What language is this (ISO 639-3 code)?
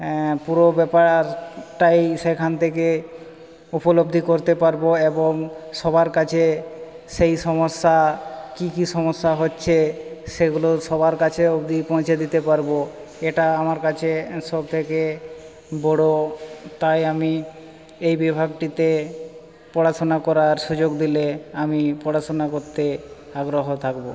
ben